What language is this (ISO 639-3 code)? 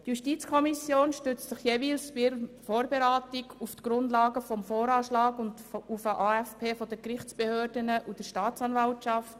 gsw